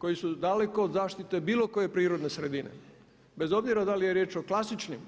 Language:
Croatian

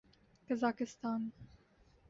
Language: Urdu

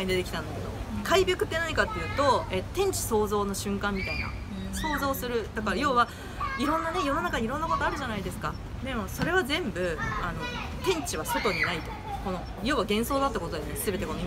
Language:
Japanese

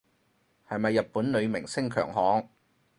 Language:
Cantonese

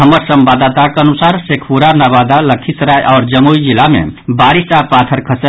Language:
Maithili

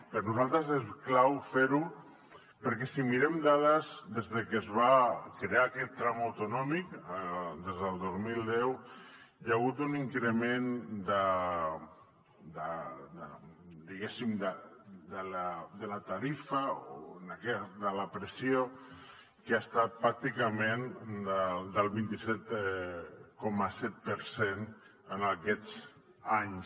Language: Catalan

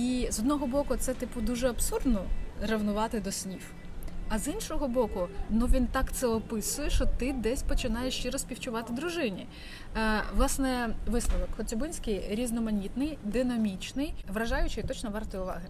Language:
Ukrainian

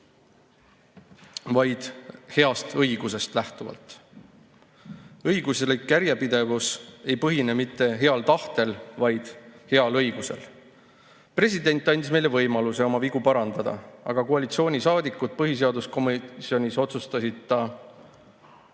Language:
Estonian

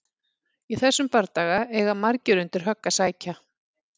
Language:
Icelandic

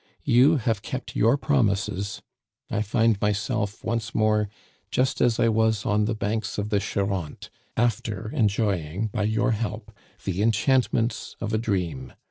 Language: English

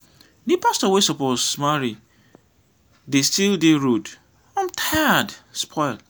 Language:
Nigerian Pidgin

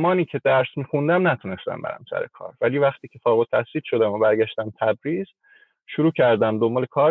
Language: Persian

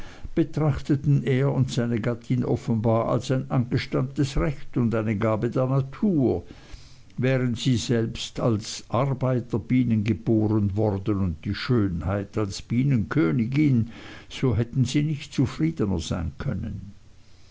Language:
German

